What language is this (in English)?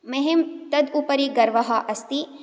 Sanskrit